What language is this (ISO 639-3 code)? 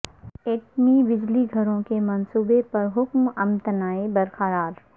urd